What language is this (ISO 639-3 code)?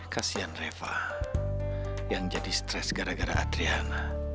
ind